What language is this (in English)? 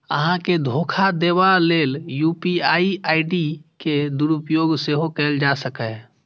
Maithili